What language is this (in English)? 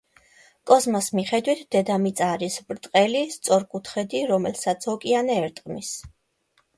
Georgian